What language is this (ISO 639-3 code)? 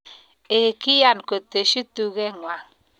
kln